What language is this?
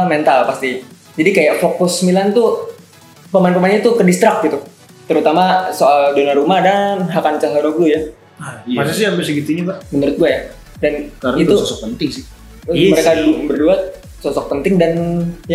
Indonesian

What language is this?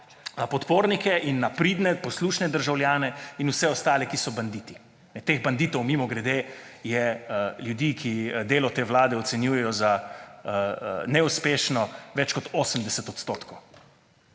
Slovenian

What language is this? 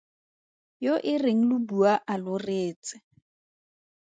Tswana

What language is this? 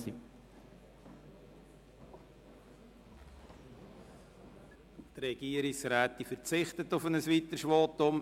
Swiss German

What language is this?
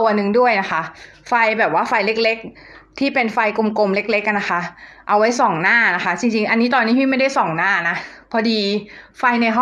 Thai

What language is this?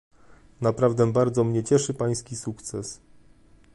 Polish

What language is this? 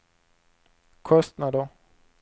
Swedish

